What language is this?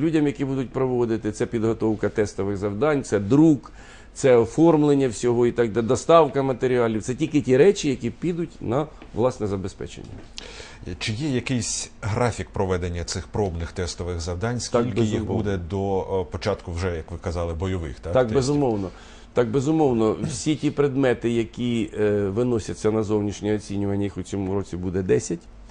Ukrainian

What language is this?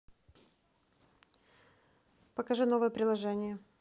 Russian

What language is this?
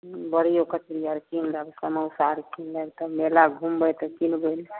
Maithili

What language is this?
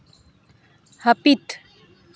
Santali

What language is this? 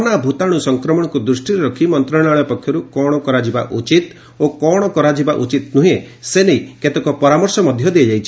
Odia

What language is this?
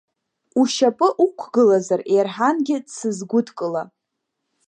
Abkhazian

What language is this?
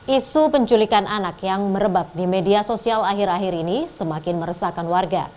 Indonesian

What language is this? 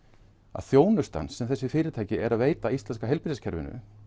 Icelandic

